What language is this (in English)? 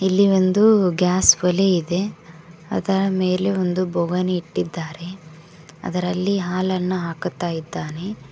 Kannada